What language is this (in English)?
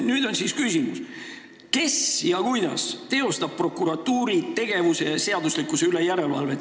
Estonian